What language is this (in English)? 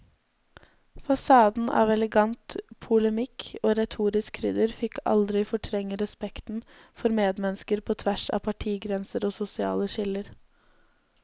Norwegian